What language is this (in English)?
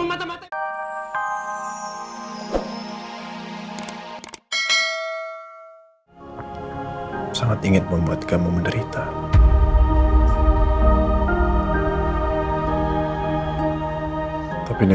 Indonesian